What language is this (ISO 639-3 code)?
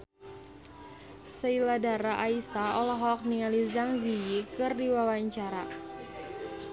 sun